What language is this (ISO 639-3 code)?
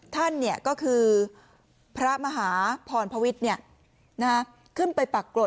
tha